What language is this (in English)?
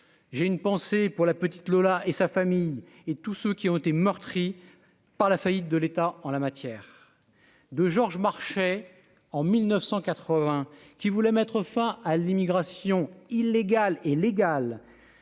French